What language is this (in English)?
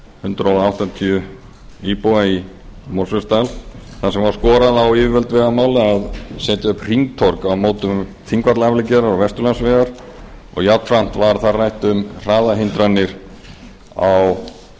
Icelandic